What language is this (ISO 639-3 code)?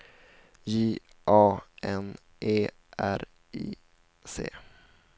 swe